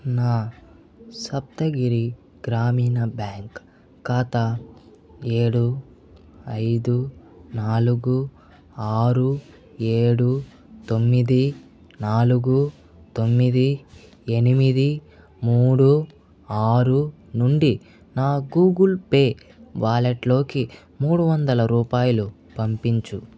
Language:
Telugu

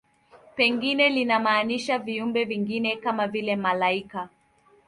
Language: Swahili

